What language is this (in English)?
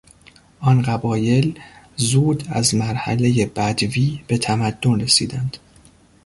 Persian